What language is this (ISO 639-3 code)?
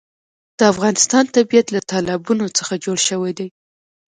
pus